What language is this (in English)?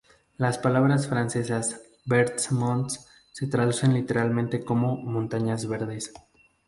Spanish